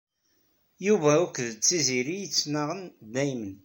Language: Kabyle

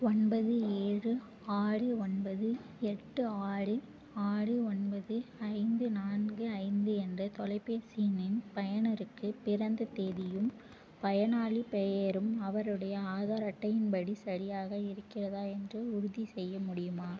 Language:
Tamil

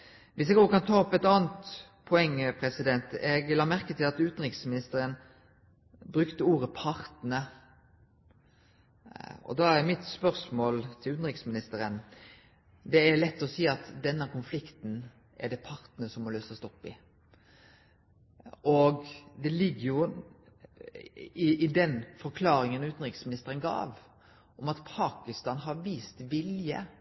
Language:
Norwegian Nynorsk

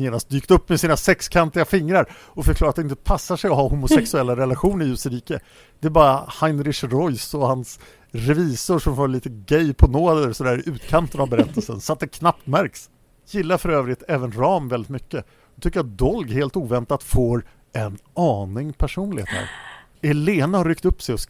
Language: Swedish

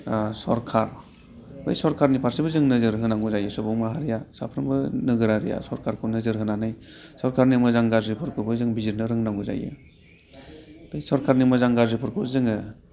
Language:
Bodo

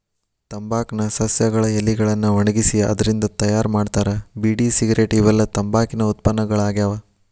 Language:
Kannada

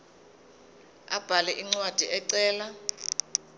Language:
Zulu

